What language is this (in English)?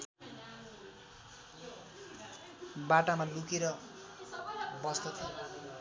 Nepali